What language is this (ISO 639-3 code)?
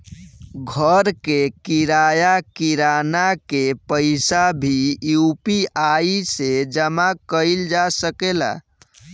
bho